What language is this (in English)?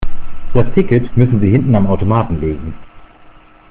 German